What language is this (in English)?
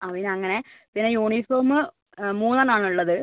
Malayalam